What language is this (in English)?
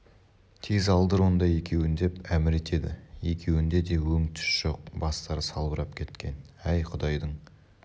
Kazakh